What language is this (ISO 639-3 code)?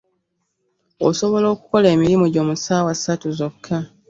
lug